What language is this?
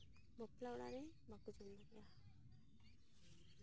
Santali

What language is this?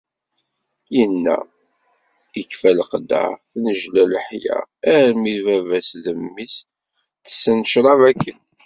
Kabyle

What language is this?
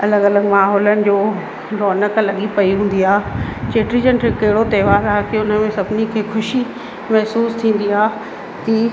Sindhi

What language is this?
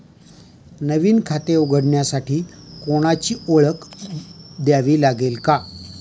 Marathi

